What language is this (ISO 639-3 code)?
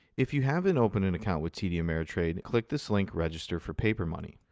eng